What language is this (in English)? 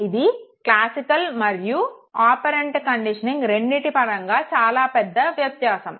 Telugu